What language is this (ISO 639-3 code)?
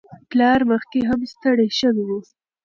pus